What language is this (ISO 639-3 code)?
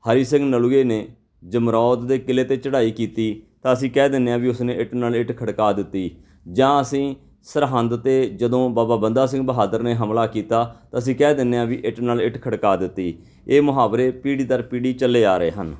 pan